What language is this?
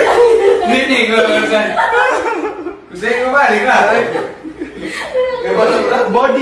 Indonesian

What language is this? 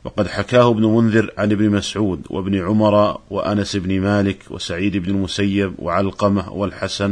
Arabic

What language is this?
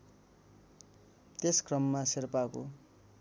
Nepali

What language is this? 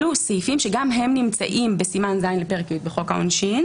Hebrew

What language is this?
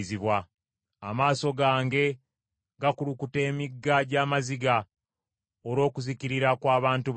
Ganda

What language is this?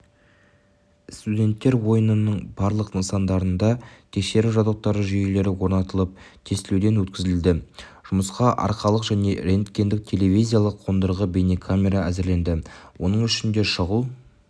Kazakh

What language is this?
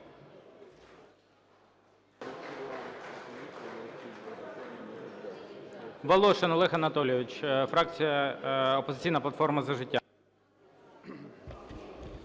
Ukrainian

